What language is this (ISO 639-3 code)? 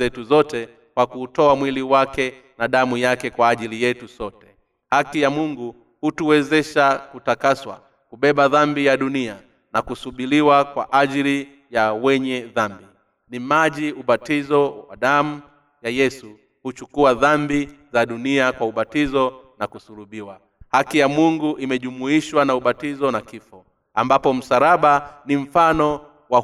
swa